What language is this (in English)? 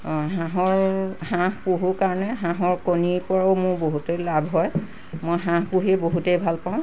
Assamese